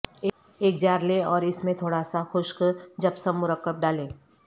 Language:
Urdu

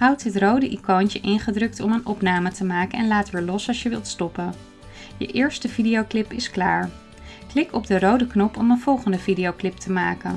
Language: Dutch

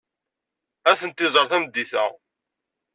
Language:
Kabyle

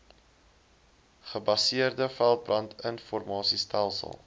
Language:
Afrikaans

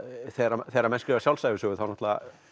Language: Icelandic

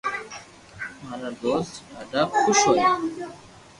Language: Loarki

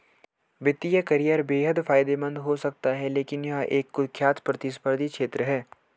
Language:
Hindi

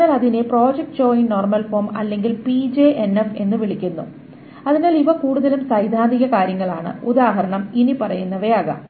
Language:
Malayalam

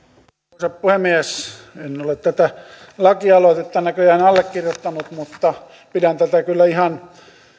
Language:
Finnish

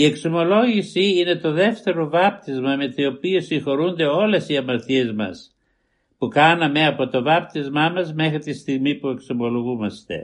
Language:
Greek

